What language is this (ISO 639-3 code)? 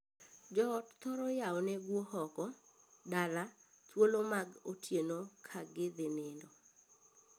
luo